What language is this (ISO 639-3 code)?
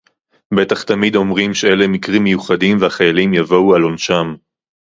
heb